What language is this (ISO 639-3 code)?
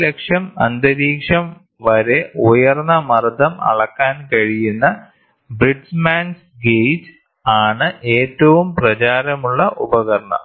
mal